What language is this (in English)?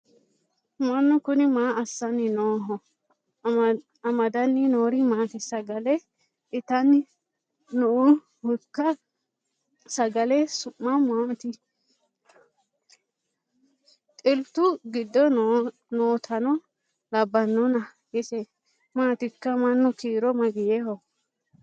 Sidamo